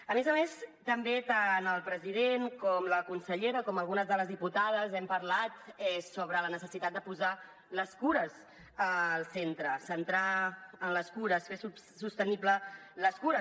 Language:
Catalan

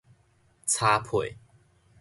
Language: Min Nan Chinese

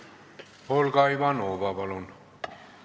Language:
Estonian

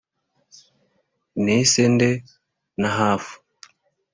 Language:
Kinyarwanda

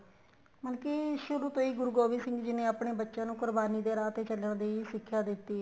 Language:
Punjabi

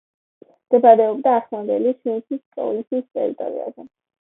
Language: Georgian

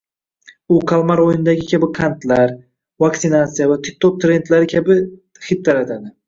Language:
Uzbek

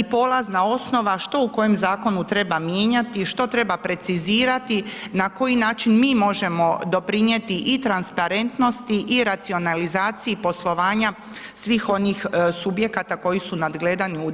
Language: Croatian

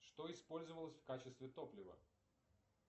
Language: Russian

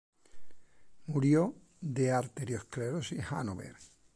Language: Spanish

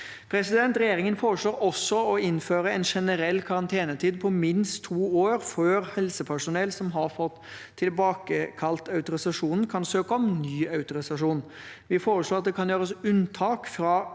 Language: Norwegian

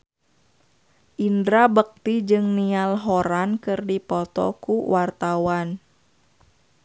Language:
Sundanese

